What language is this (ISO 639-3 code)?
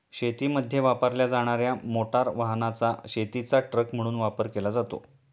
mar